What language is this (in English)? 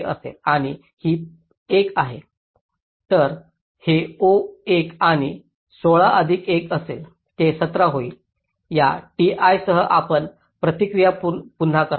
Marathi